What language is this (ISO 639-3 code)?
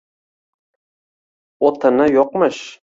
uzb